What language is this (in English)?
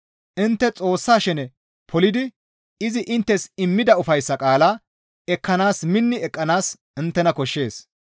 Gamo